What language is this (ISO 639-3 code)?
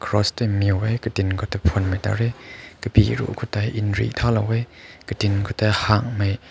nbu